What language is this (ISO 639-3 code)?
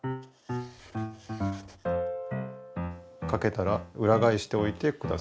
jpn